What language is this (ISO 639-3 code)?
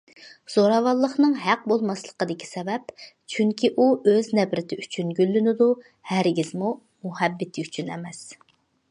uig